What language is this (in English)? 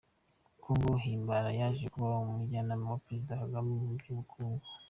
Kinyarwanda